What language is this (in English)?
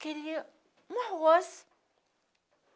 Portuguese